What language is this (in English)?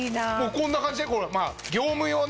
Japanese